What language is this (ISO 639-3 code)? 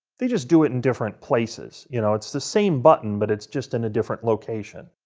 eng